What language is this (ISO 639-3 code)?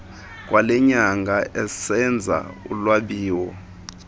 xho